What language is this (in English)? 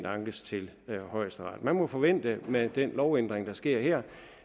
Danish